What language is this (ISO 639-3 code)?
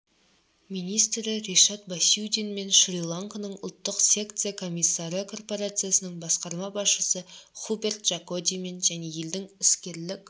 kaz